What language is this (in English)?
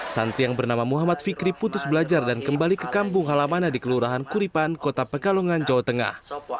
Indonesian